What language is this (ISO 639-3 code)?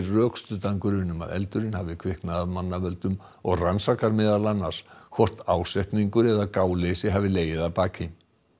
isl